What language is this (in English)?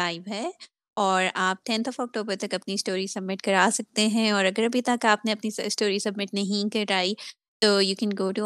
Urdu